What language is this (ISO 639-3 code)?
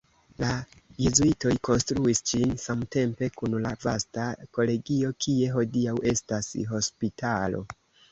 epo